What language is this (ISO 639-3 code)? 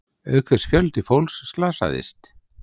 isl